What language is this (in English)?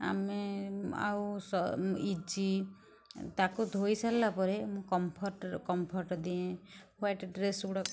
Odia